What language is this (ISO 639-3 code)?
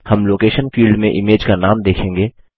hin